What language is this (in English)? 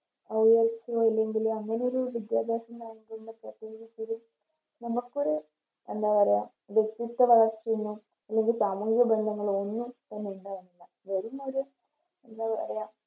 Malayalam